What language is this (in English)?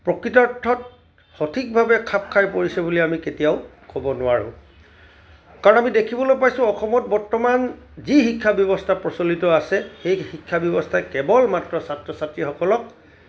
Assamese